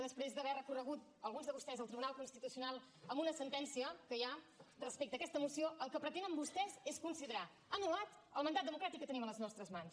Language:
Catalan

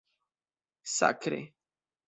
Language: Esperanto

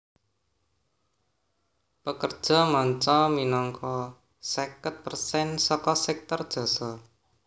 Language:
Javanese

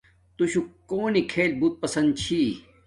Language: Domaaki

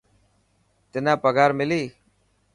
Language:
Dhatki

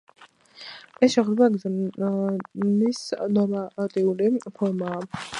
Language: Georgian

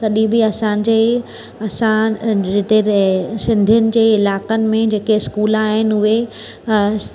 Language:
Sindhi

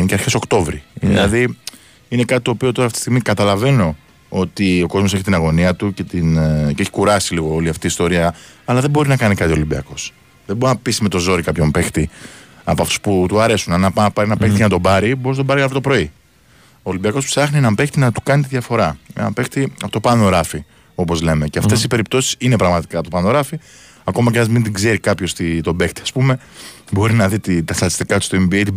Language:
Greek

